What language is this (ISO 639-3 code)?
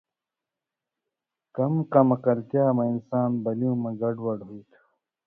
mvy